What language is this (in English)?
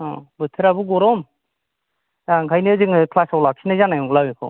Bodo